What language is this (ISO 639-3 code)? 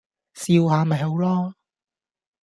yue